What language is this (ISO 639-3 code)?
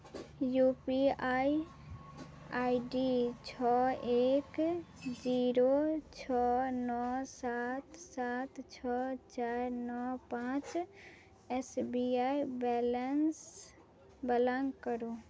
mai